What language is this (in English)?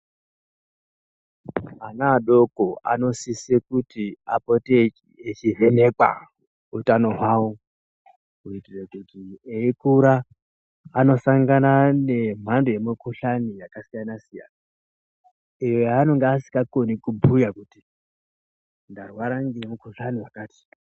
Ndau